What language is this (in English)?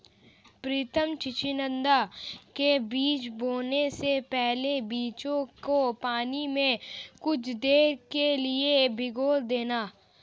Hindi